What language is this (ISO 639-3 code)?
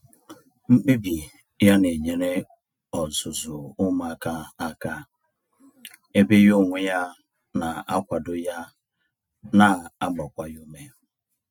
ibo